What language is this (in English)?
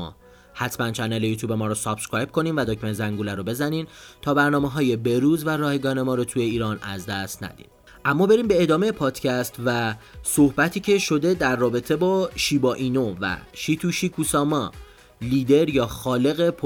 Persian